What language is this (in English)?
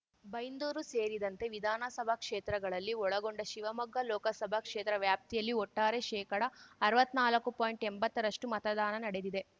Kannada